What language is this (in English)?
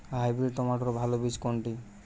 Bangla